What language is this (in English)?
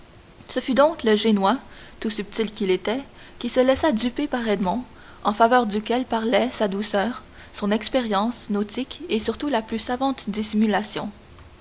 French